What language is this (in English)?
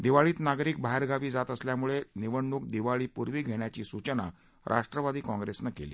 Marathi